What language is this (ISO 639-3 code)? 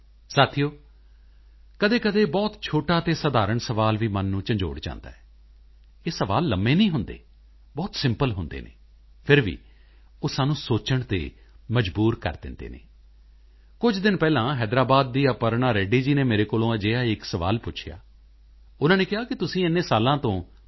pan